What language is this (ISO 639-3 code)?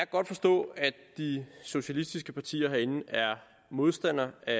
dan